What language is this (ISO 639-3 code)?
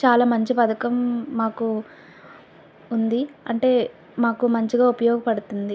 tel